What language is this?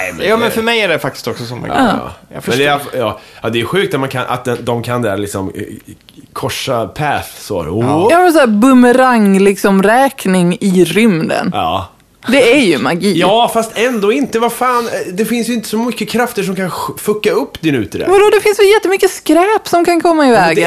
Swedish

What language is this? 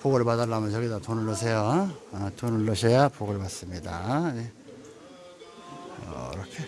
Korean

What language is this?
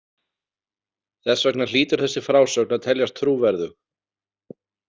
Icelandic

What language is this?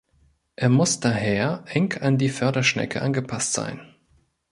German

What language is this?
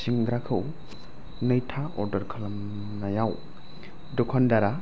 Bodo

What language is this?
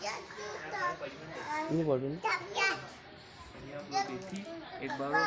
Hindi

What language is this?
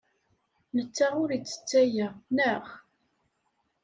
Kabyle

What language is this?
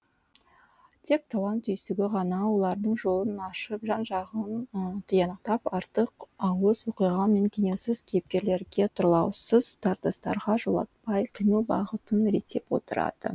Kazakh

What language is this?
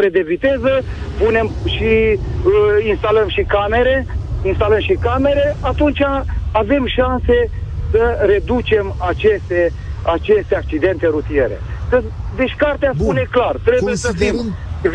Romanian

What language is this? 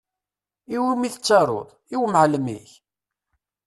Kabyle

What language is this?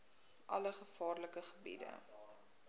Afrikaans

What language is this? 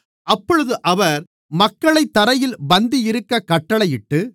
Tamil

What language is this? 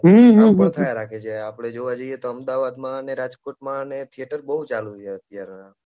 Gujarati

